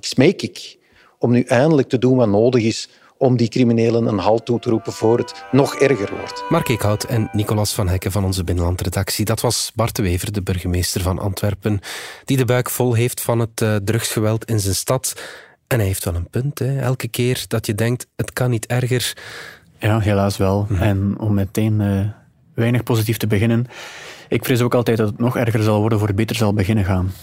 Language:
Dutch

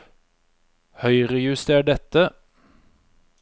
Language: Norwegian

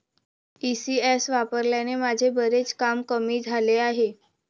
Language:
Marathi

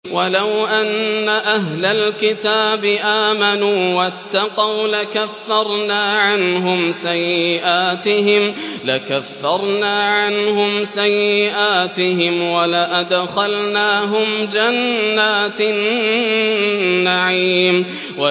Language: Arabic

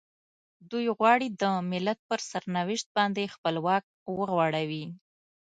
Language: Pashto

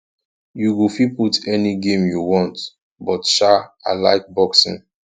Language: Nigerian Pidgin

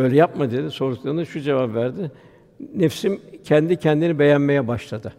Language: Turkish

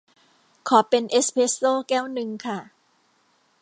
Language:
Thai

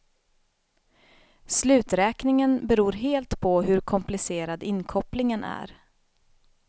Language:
Swedish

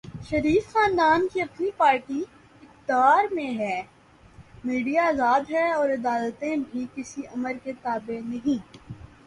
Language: Urdu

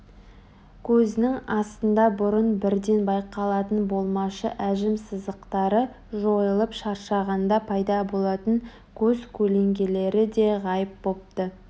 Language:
Kazakh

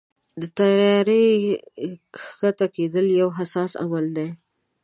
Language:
Pashto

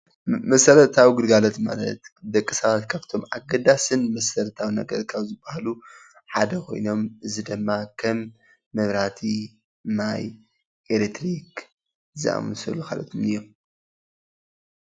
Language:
Tigrinya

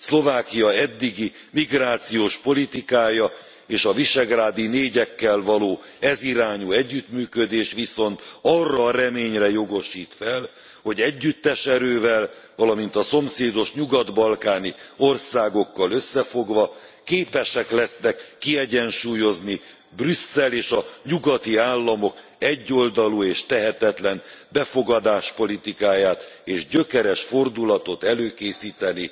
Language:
Hungarian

